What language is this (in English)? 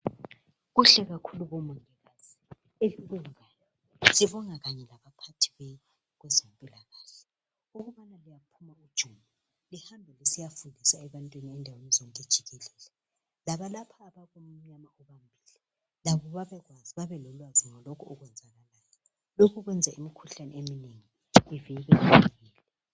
North Ndebele